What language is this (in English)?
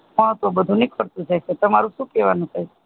Gujarati